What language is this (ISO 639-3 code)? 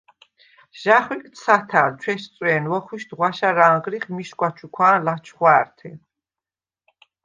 sva